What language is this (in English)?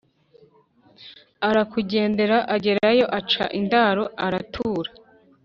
Kinyarwanda